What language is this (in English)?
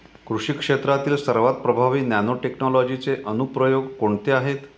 Marathi